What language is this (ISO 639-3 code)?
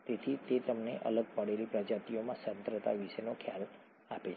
guj